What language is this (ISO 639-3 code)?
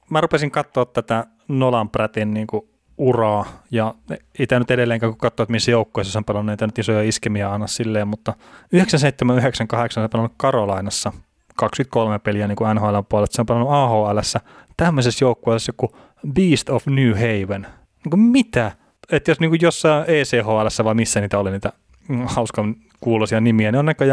fin